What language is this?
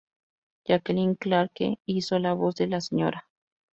Spanish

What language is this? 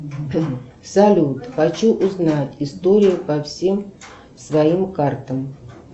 Russian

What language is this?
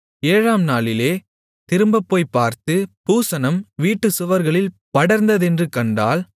Tamil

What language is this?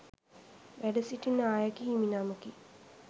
Sinhala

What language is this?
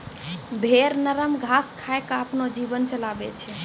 Maithili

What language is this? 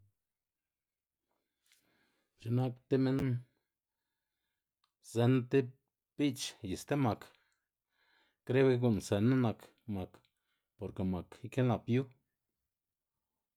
Xanaguía Zapotec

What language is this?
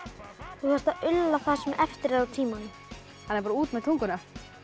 Icelandic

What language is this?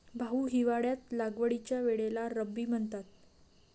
Marathi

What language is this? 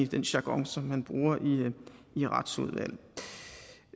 Danish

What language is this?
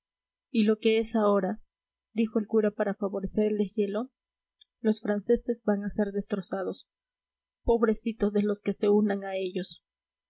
Spanish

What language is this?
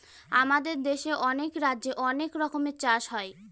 Bangla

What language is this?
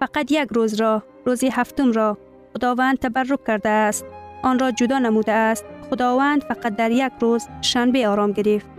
Persian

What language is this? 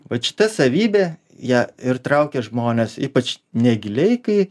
Lithuanian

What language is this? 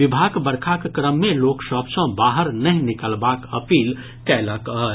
Maithili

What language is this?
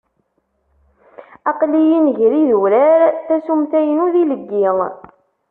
Kabyle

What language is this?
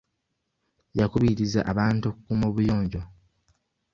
Ganda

